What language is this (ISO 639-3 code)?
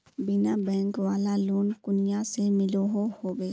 mag